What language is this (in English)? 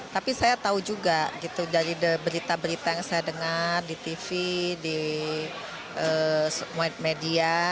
Indonesian